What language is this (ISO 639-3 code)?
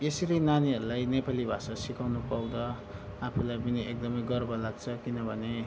nep